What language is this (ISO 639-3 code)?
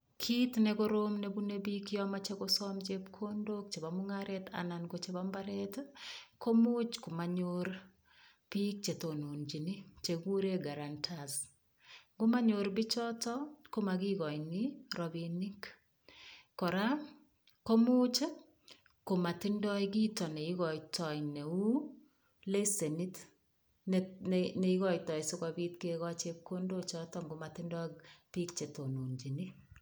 kln